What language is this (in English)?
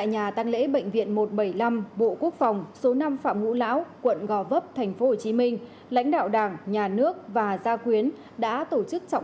Vietnamese